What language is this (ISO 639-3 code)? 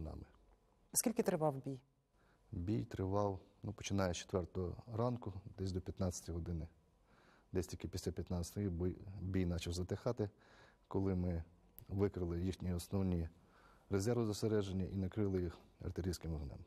ukr